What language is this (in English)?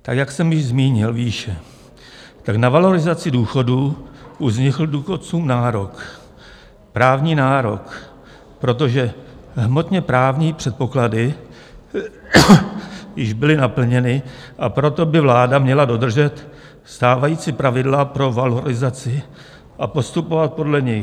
Czech